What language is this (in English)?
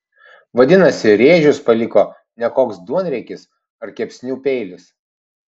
Lithuanian